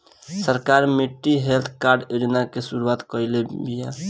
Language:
Bhojpuri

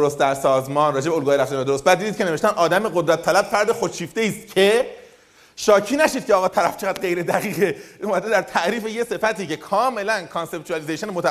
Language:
Persian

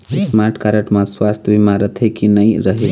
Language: Chhattisgarhi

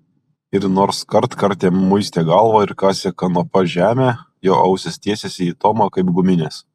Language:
Lithuanian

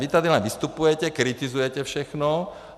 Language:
Czech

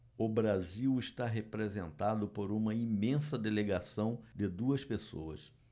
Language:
Portuguese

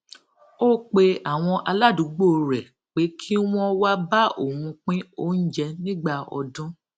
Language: Yoruba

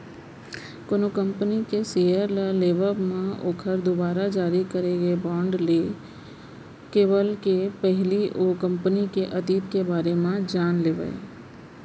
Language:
Chhattisgarhi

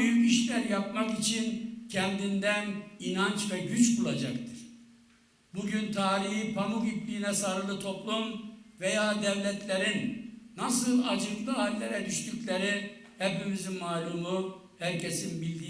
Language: Turkish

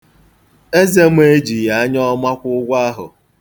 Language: Igbo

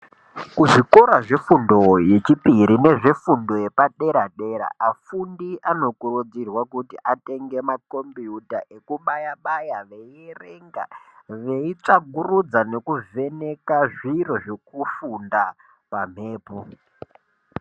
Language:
Ndau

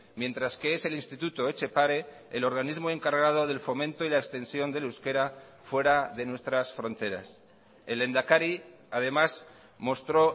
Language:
Spanish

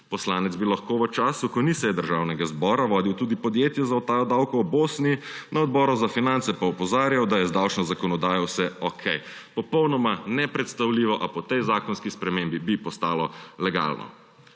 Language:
Slovenian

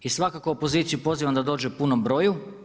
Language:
Croatian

